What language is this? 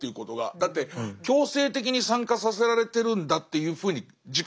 Japanese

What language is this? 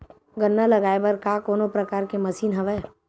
Chhattisgarhi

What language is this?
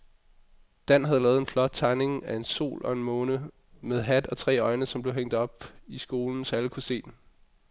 Danish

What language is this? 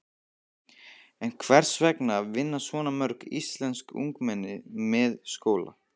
Icelandic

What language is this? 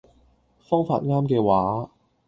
Cantonese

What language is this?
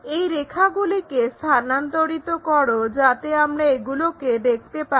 Bangla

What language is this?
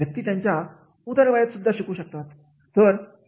Marathi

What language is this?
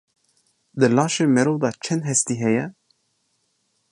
Kurdish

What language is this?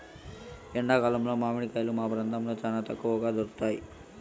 Telugu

